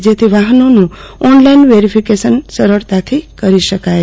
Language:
Gujarati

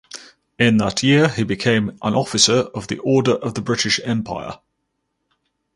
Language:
English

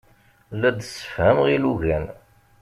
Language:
Kabyle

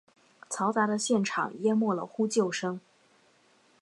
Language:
Chinese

